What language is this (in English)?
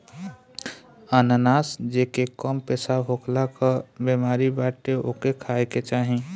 Bhojpuri